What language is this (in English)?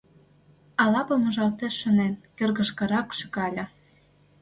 Mari